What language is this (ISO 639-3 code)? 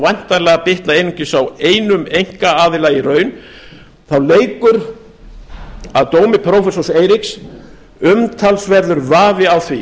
isl